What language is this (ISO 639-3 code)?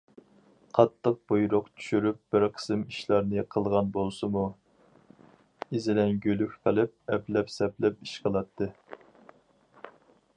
uig